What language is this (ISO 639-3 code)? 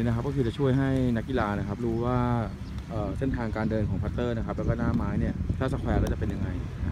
tha